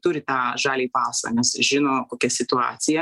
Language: Lithuanian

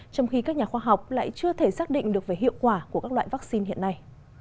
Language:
Vietnamese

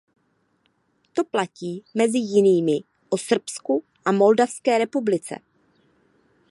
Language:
Czech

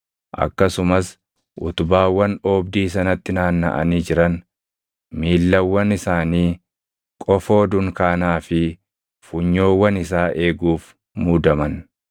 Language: Oromo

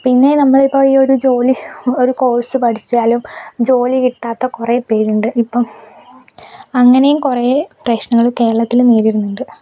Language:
Malayalam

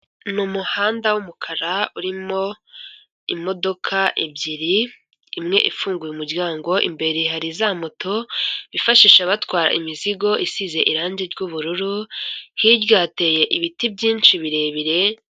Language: Kinyarwanda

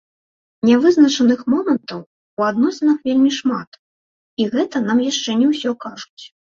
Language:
Belarusian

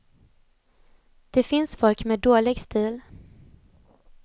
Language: Swedish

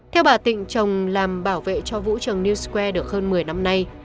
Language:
Vietnamese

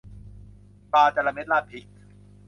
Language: Thai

